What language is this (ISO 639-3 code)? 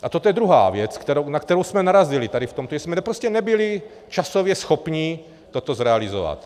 ces